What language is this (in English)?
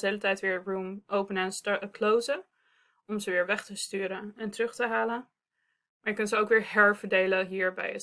Dutch